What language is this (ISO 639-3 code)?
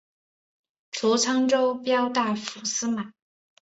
zho